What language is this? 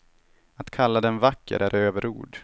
Swedish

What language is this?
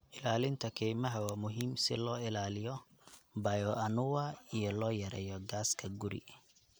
Somali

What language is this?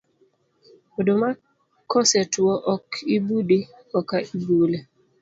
Luo (Kenya and Tanzania)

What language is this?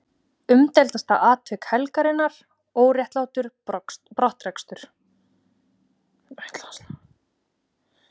Icelandic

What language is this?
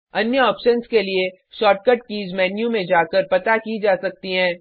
Hindi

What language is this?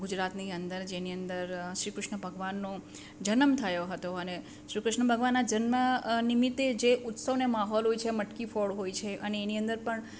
Gujarati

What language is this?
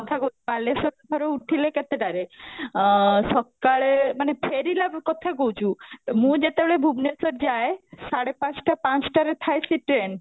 Odia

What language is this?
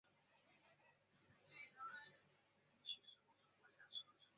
Chinese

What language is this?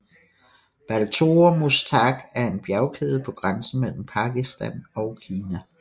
Danish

